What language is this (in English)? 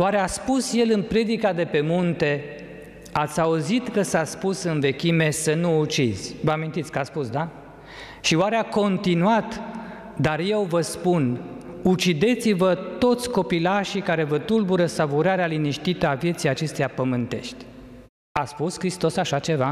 Romanian